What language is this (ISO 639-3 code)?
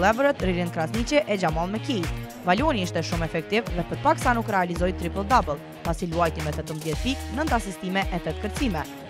por